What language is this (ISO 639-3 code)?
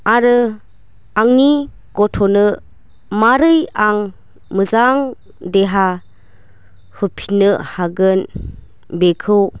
brx